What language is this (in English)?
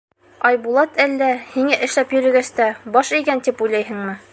Bashkir